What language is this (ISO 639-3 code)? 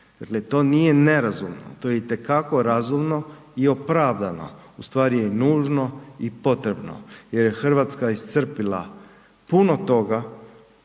hrv